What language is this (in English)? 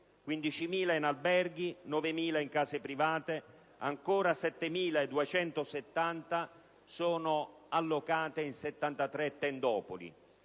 Italian